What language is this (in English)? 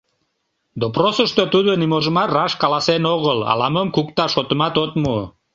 Mari